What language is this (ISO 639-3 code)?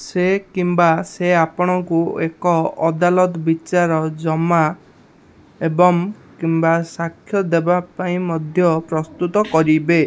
ori